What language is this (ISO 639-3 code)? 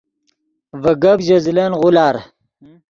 ydg